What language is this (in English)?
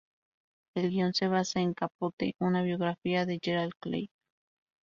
Spanish